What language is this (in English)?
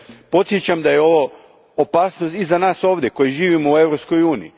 Croatian